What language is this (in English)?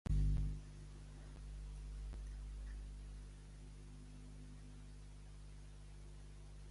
Catalan